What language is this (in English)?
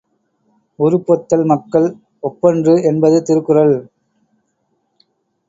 Tamil